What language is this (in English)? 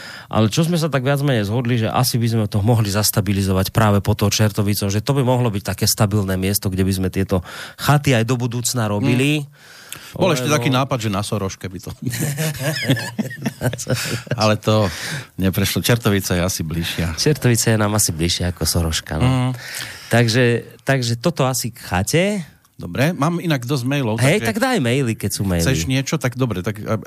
Slovak